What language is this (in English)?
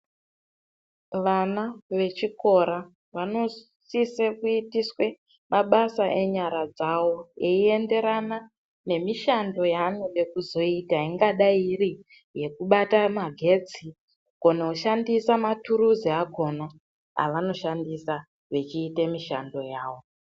Ndau